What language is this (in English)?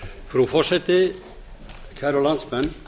Icelandic